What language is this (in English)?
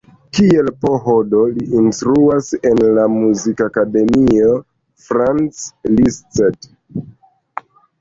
Esperanto